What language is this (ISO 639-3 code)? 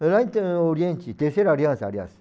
por